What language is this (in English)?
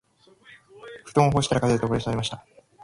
Japanese